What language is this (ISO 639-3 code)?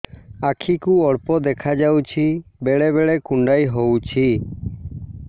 ori